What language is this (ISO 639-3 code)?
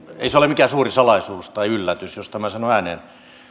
fin